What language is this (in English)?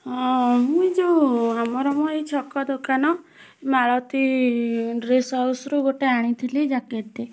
Odia